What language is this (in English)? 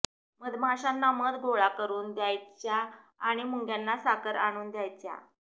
Marathi